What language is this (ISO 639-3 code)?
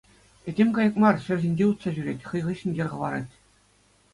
chv